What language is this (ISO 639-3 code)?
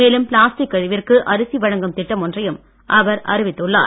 tam